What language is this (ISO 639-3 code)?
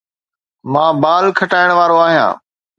snd